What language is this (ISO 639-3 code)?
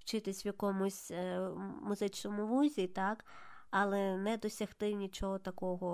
ukr